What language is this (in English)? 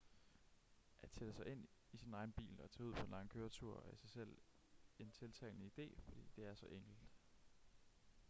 Danish